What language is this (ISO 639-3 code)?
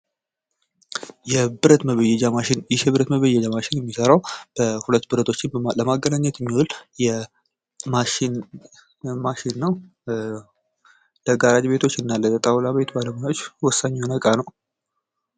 amh